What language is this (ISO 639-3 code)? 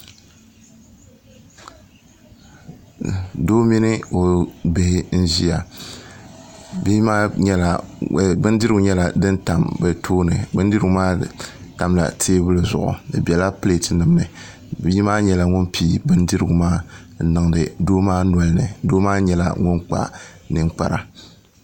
dag